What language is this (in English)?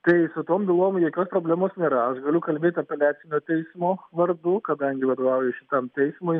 Lithuanian